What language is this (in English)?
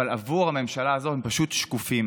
Hebrew